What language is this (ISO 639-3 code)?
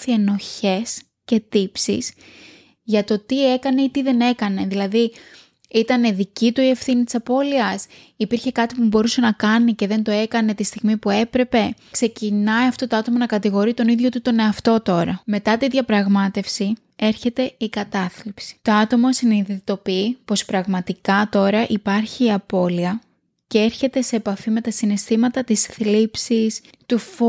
ell